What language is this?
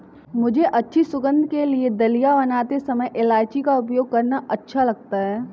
Hindi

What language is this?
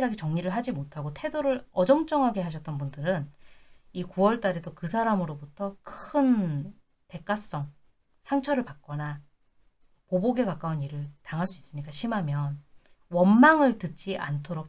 Korean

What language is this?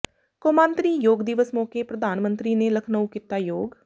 Punjabi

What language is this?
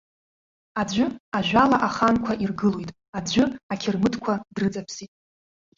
Abkhazian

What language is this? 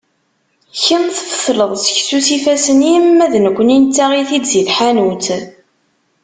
Kabyle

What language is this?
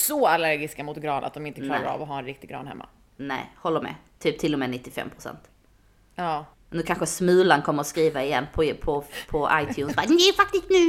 Swedish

